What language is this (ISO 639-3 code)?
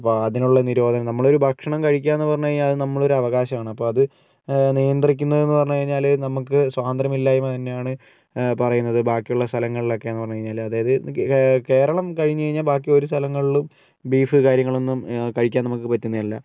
mal